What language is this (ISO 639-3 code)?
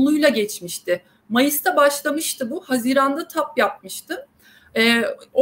tur